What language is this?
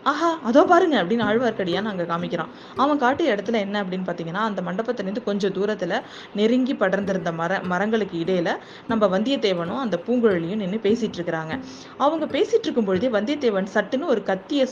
Tamil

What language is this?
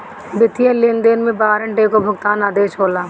Bhojpuri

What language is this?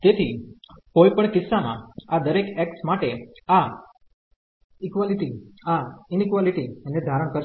Gujarati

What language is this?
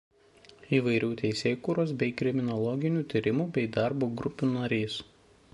Lithuanian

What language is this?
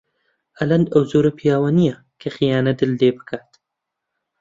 Central Kurdish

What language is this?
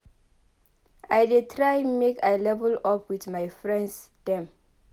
Nigerian Pidgin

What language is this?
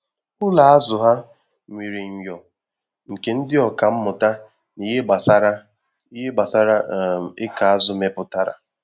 Igbo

